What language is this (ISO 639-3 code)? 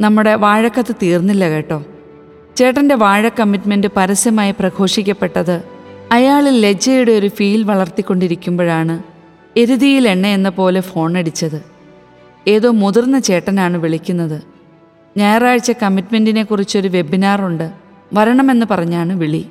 mal